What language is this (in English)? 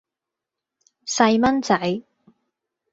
Cantonese